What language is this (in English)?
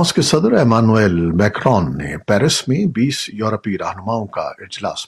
Urdu